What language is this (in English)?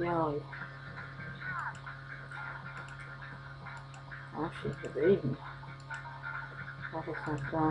Polish